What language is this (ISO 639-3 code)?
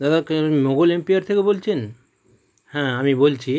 ben